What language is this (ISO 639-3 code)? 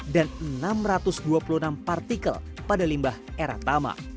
ind